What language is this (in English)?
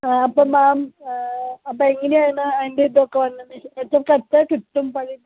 Malayalam